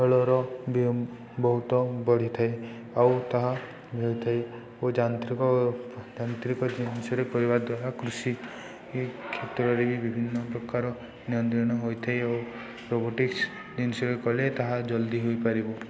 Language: Odia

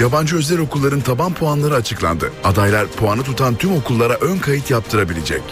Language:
Turkish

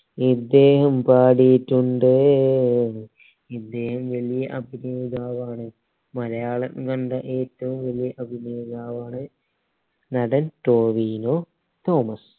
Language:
Malayalam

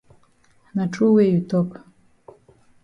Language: Cameroon Pidgin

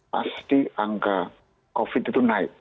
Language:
Indonesian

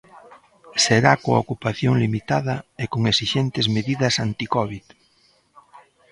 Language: Galician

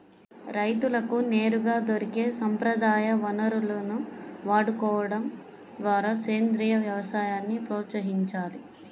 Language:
Telugu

